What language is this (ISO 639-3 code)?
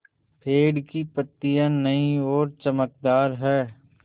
hin